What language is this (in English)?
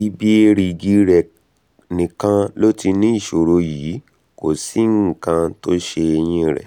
Yoruba